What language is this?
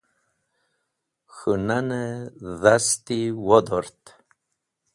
Wakhi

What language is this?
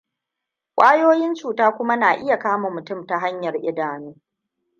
Hausa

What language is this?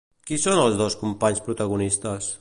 Catalan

